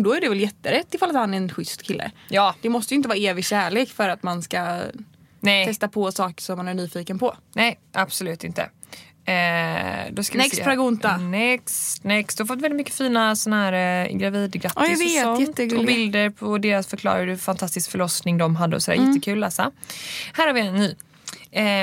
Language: Swedish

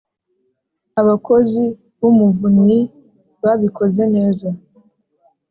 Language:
Kinyarwanda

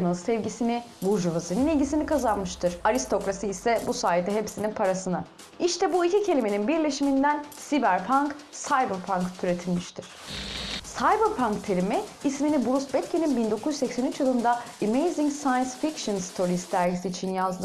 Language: Turkish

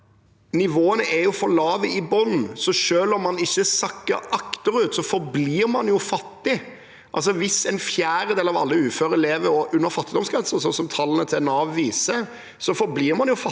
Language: Norwegian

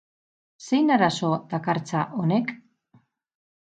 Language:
Basque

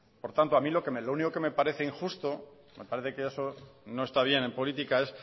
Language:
Spanish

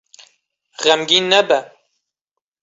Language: Kurdish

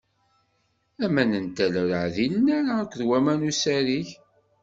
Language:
Kabyle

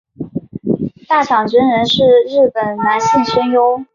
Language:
Chinese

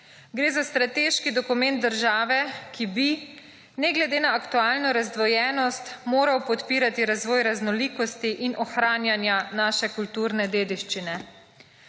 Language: Slovenian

